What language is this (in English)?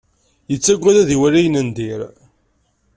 Kabyle